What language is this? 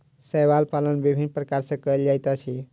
Maithili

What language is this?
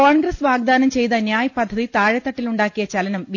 Malayalam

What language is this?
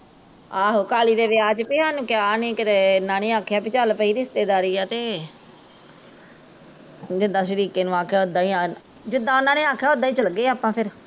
Punjabi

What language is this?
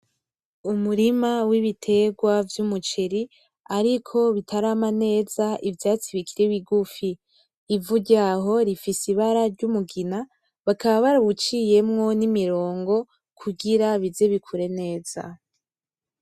Rundi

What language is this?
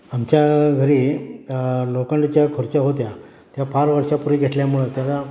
Marathi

